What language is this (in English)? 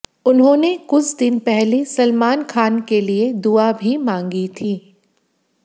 Hindi